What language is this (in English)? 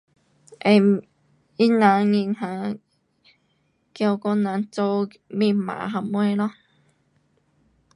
Pu-Xian Chinese